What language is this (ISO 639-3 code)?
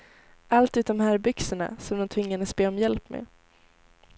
swe